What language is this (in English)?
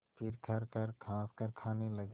Hindi